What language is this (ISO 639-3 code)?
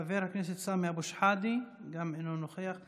heb